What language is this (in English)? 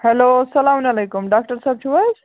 Kashmiri